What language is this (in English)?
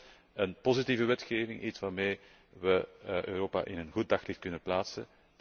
Dutch